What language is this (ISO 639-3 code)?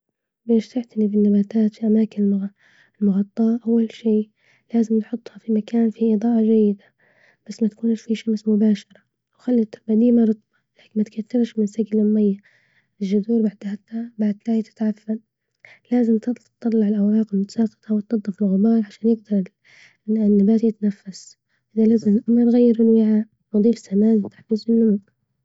ayl